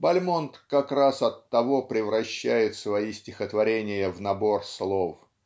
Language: Russian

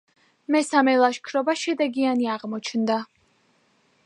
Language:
Georgian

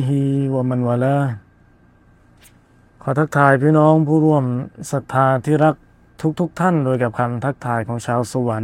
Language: Thai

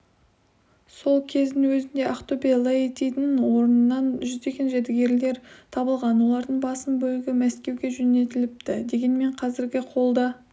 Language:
Kazakh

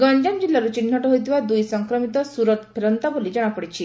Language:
Odia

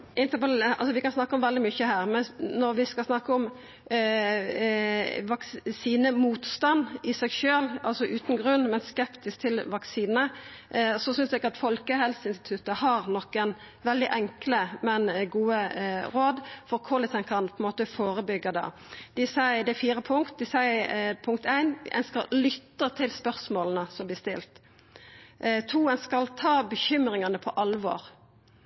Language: Norwegian Nynorsk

